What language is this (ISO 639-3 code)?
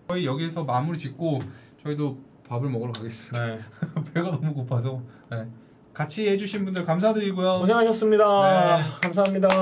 kor